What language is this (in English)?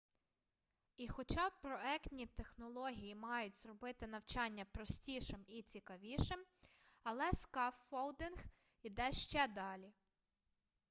Ukrainian